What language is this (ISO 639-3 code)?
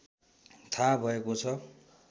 nep